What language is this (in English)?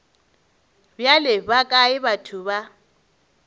Northern Sotho